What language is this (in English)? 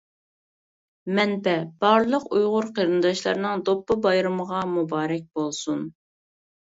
Uyghur